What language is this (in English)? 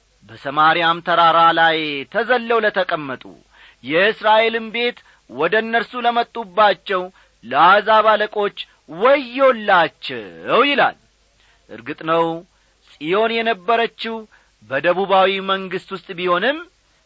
Amharic